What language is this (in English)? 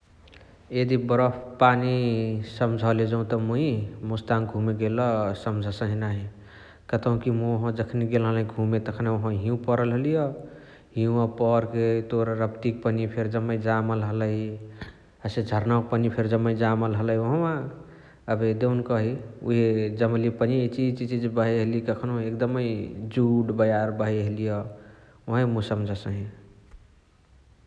Chitwania Tharu